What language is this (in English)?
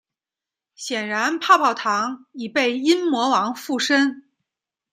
Chinese